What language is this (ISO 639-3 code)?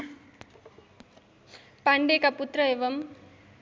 nep